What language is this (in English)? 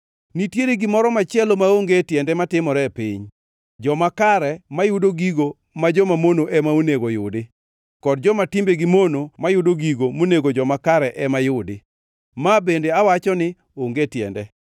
Luo (Kenya and Tanzania)